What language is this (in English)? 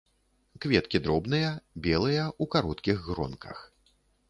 Belarusian